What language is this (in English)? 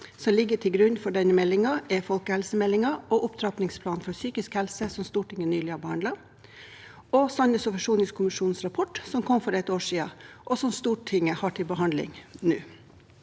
Norwegian